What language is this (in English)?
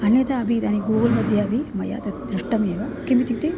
Sanskrit